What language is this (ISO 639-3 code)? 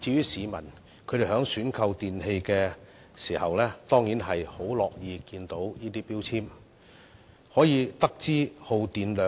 yue